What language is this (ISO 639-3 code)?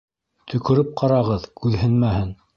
bak